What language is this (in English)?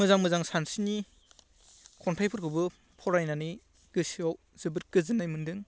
Bodo